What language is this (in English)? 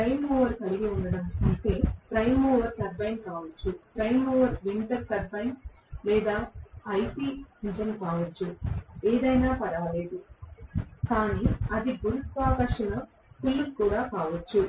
Telugu